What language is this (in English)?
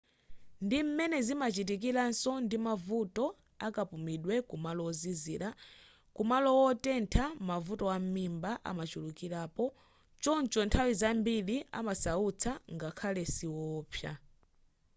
Nyanja